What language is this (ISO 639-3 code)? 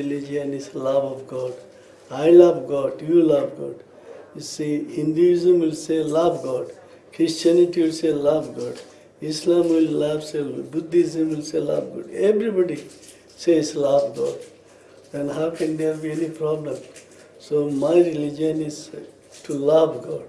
eng